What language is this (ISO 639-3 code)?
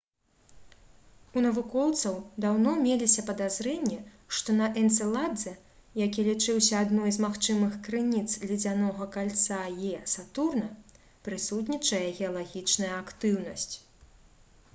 bel